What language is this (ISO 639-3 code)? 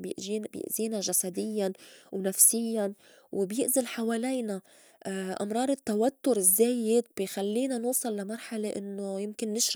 apc